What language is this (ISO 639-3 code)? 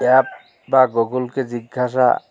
ben